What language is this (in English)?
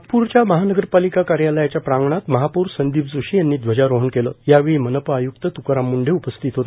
Marathi